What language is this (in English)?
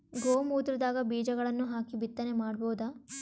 Kannada